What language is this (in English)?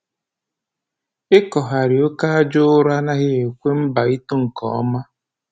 Igbo